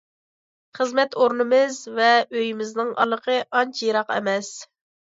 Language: Uyghur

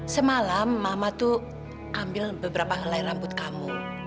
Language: Indonesian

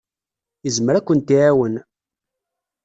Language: Kabyle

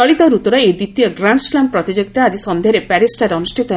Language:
Odia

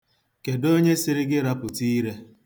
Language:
Igbo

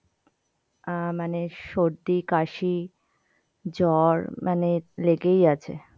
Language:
Bangla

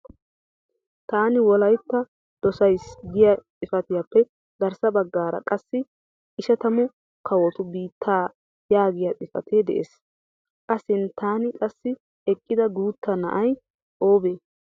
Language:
Wolaytta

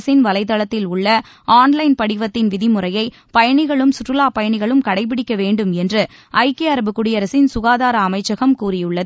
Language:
Tamil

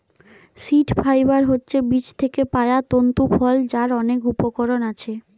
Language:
Bangla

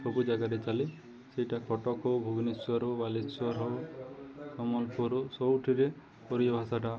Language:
Odia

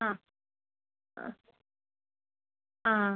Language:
Malayalam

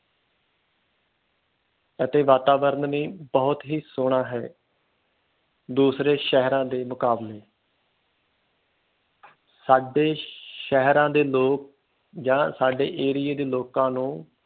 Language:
Punjabi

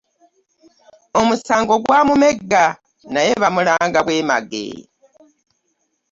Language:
Ganda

